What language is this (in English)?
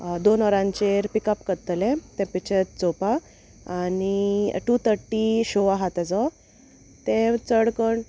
Konkani